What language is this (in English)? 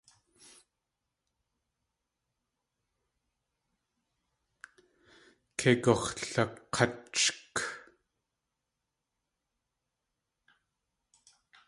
Tlingit